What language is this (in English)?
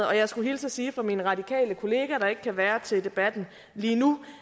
Danish